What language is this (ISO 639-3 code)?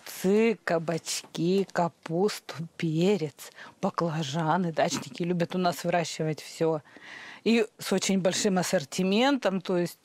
rus